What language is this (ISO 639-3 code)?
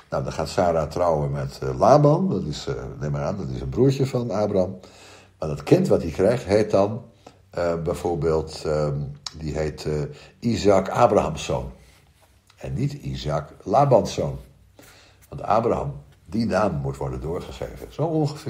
nld